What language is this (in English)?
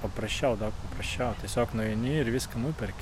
Lithuanian